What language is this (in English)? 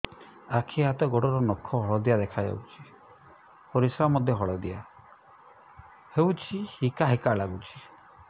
Odia